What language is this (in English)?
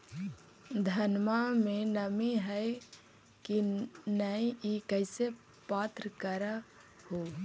Magahi